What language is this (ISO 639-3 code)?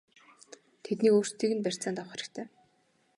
mon